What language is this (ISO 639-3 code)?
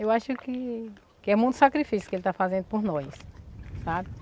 por